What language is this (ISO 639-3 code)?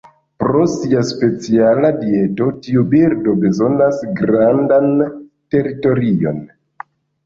epo